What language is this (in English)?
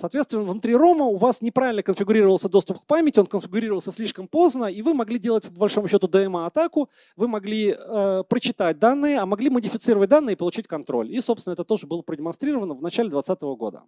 Russian